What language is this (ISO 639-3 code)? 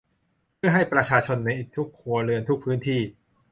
tha